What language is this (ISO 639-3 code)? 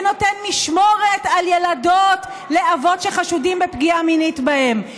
heb